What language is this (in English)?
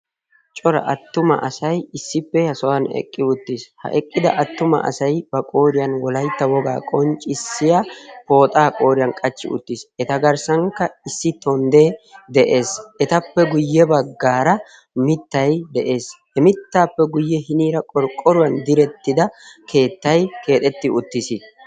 Wolaytta